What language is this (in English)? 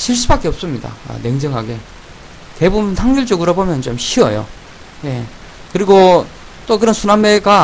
Korean